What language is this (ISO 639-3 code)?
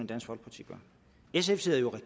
dan